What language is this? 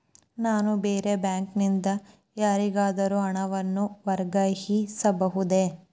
Kannada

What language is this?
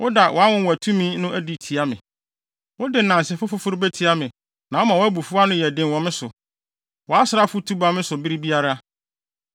Akan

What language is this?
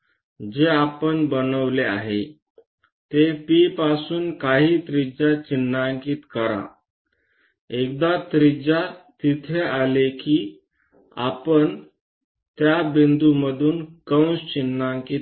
Marathi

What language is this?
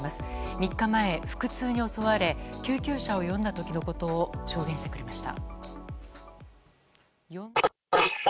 Japanese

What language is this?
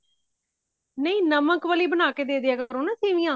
Punjabi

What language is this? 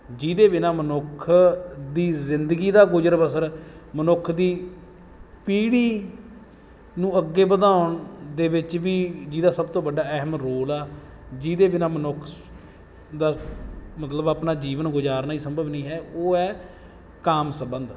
Punjabi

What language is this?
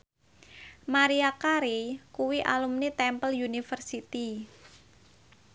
Javanese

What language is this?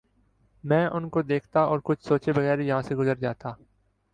Urdu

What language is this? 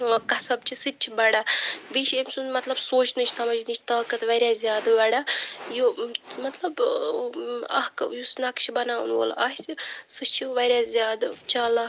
Kashmiri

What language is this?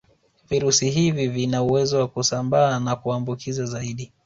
Swahili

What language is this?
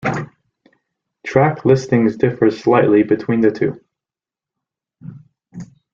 English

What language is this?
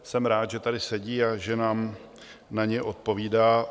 Czech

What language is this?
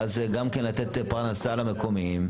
Hebrew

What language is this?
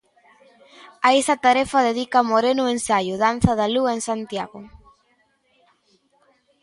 Galician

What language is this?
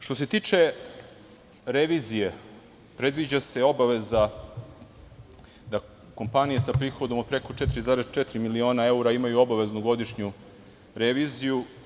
Serbian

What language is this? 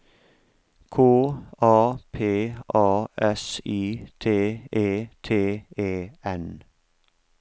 Norwegian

